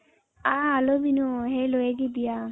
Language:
Kannada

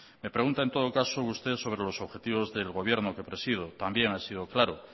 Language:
Spanish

